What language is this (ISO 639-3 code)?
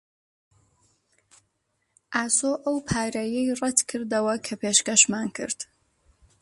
ckb